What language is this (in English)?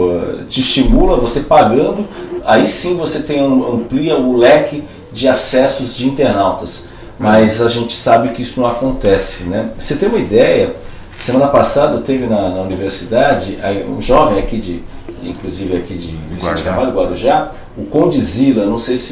Portuguese